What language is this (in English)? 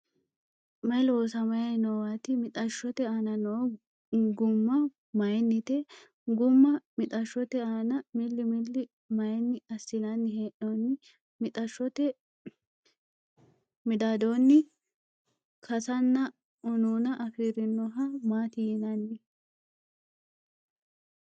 Sidamo